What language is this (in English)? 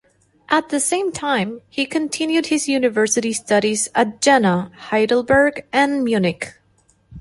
English